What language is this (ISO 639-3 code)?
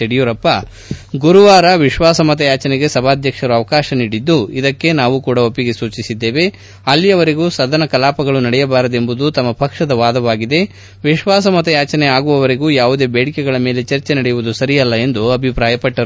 kan